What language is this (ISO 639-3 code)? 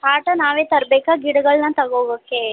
kan